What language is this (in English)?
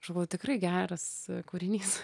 Lithuanian